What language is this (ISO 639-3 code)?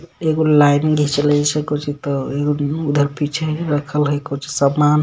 mag